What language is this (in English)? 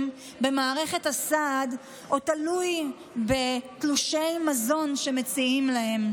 Hebrew